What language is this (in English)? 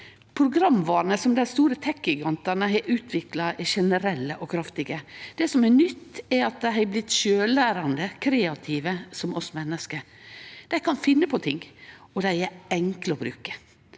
Norwegian